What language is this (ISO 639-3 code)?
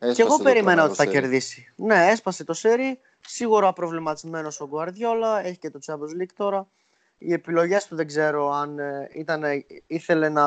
ell